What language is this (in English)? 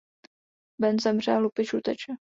Czech